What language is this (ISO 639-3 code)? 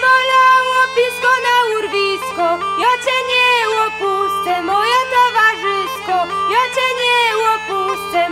pol